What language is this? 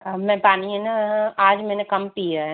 Hindi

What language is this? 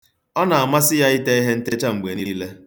Igbo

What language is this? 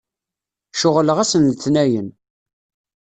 Kabyle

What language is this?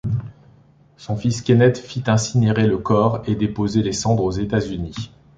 French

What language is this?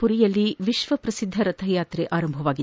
Kannada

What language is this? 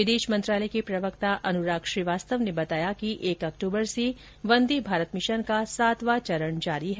Hindi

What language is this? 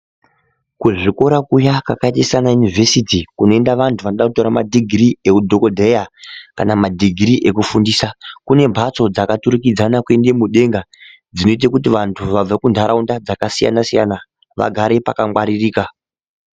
Ndau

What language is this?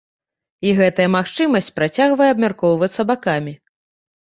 Belarusian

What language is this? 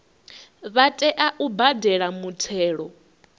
Venda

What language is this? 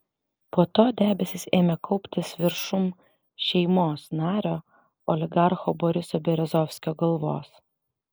Lithuanian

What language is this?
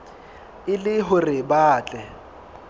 Southern Sotho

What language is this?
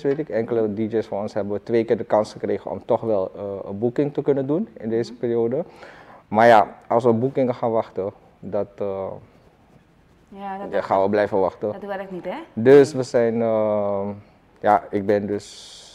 Dutch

